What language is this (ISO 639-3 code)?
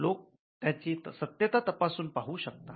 mar